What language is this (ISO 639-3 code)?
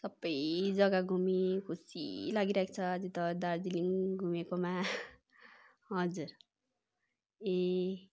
nep